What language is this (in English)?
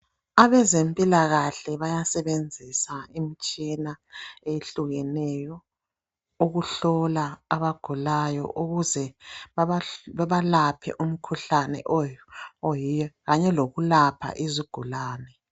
North Ndebele